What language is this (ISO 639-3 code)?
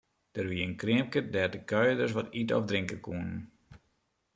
fry